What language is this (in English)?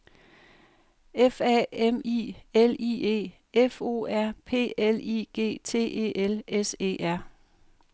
Danish